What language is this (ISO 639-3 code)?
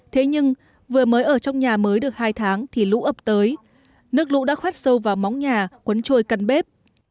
vie